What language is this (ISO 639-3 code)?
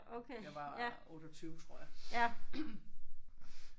dan